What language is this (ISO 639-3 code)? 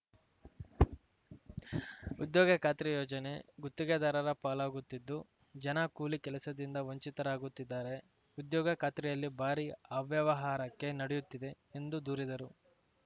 kan